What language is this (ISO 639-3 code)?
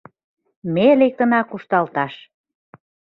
chm